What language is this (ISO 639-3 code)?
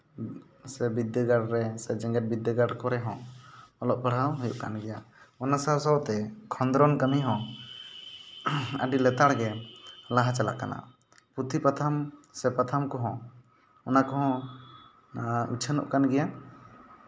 sat